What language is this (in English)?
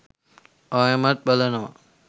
Sinhala